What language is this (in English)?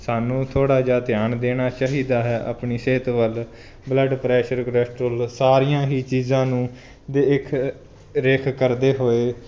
Punjabi